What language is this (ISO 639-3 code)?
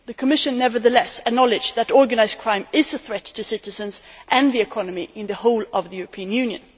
eng